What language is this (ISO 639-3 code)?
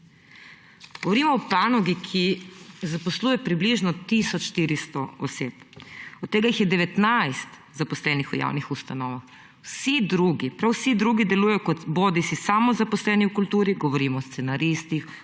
slv